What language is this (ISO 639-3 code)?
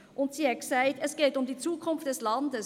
gsw